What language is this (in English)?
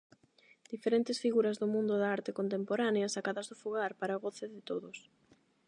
Galician